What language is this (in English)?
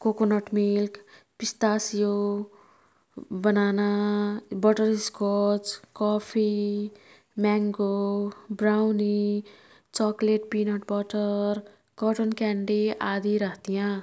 Kathoriya Tharu